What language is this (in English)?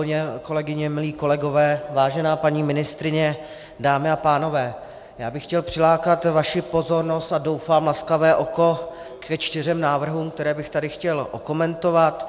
Czech